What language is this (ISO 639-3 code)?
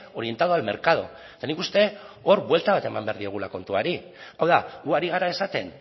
eus